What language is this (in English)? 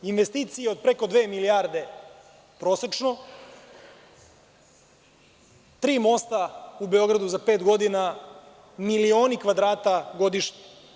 Serbian